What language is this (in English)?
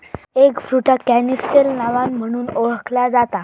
Marathi